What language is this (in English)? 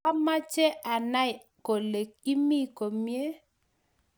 Kalenjin